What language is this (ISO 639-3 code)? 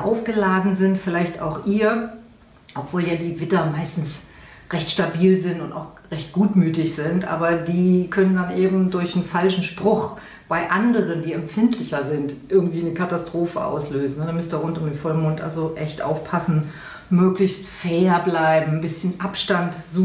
deu